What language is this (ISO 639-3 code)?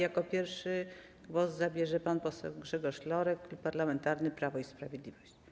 pol